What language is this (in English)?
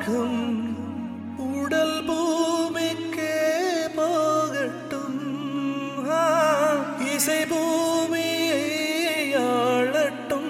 Tamil